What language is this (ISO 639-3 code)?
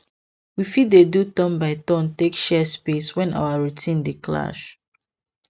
pcm